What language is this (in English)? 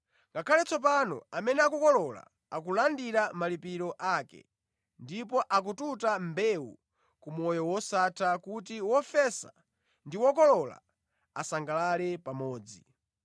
Nyanja